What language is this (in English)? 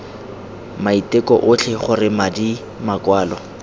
Tswana